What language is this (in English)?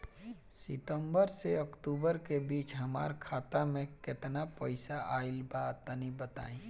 Bhojpuri